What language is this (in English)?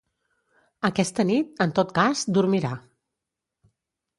Catalan